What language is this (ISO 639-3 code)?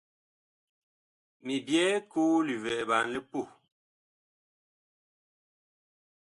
bkh